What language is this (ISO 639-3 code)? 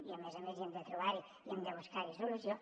cat